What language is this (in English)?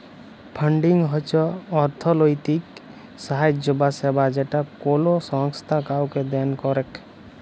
Bangla